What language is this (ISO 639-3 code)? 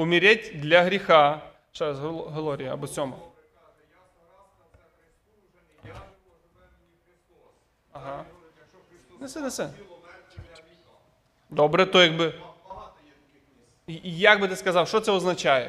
ukr